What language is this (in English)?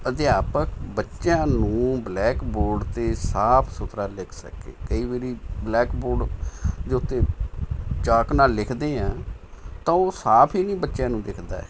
Punjabi